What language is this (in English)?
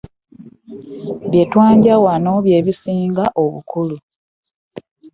Ganda